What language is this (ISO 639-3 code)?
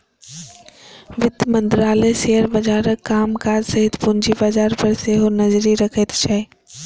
mai